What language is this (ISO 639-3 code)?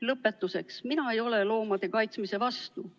est